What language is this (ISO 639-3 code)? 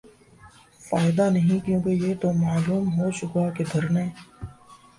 urd